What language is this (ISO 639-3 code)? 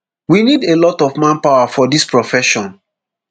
pcm